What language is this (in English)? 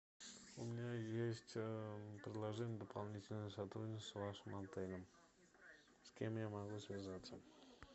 Russian